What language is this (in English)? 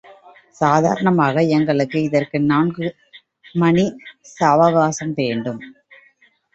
Tamil